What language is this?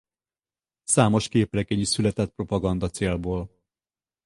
Hungarian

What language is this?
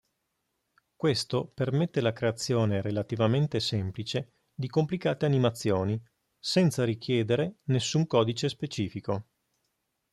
Italian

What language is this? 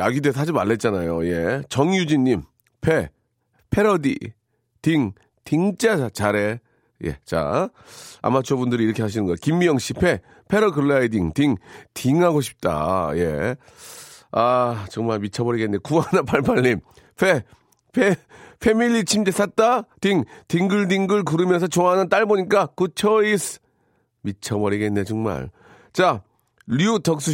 Korean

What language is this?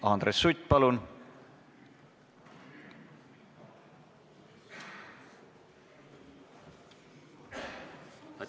Estonian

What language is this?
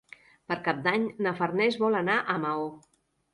Catalan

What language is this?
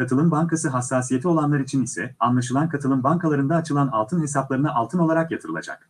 Turkish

